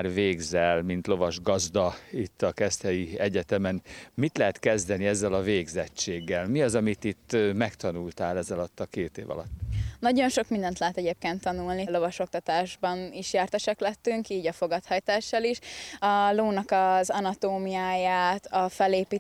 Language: Hungarian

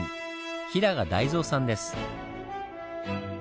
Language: Japanese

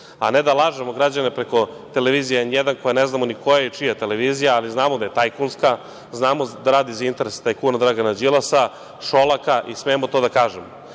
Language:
Serbian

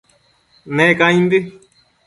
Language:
Matsés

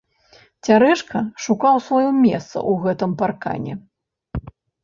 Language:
Belarusian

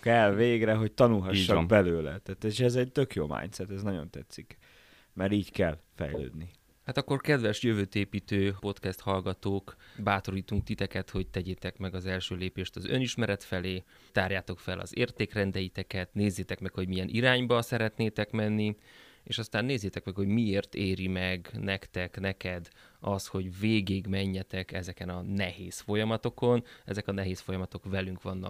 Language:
Hungarian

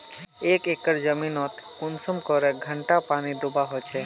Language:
Magahi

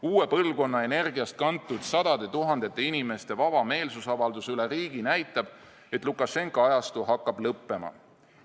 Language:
Estonian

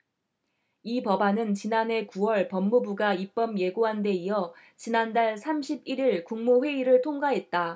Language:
Korean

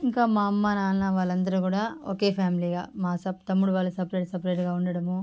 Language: Telugu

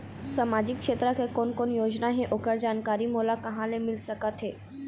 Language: Chhattisgarhi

